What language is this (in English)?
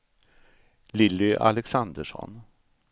Swedish